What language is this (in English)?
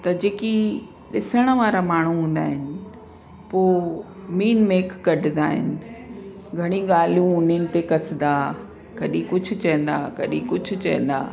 Sindhi